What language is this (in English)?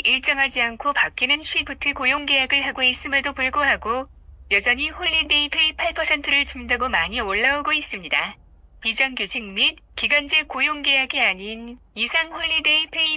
Korean